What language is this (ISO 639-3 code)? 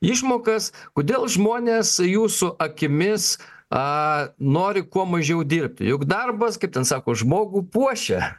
lit